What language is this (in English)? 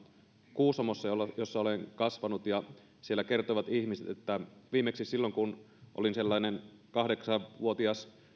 Finnish